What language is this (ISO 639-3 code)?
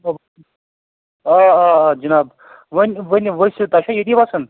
kas